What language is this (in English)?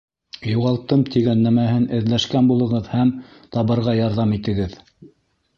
Bashkir